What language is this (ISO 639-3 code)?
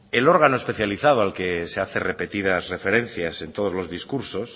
spa